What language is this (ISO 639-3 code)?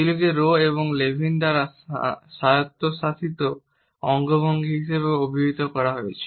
ben